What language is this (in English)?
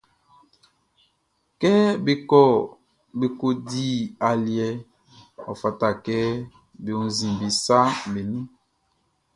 Baoulé